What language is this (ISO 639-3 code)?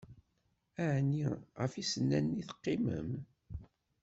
kab